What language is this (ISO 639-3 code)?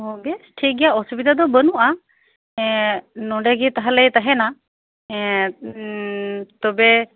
sat